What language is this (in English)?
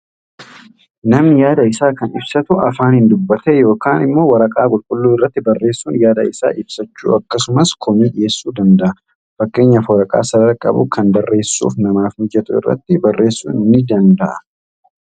Oromo